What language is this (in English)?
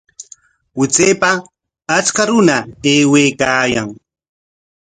Corongo Ancash Quechua